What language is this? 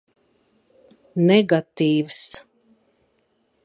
Latvian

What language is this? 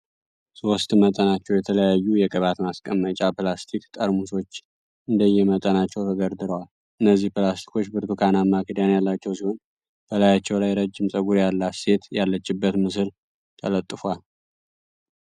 Amharic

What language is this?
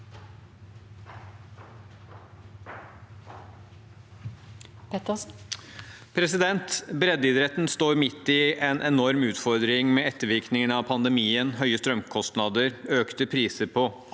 Norwegian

